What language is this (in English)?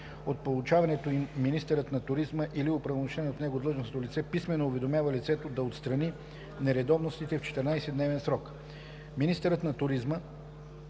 Bulgarian